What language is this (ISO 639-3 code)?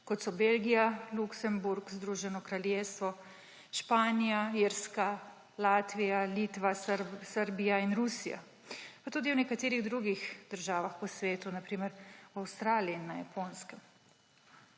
slv